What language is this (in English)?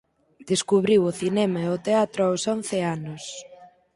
Galician